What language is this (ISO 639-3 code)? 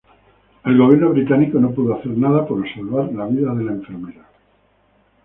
spa